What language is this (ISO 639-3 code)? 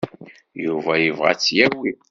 kab